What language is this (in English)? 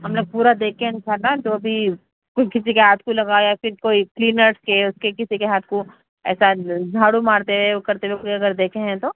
Urdu